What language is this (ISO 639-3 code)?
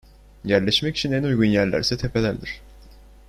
tur